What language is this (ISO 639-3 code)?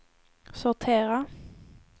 swe